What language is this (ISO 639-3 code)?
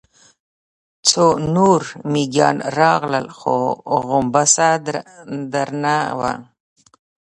pus